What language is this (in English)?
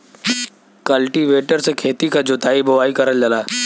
Bhojpuri